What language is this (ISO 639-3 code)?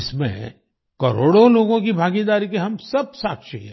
hin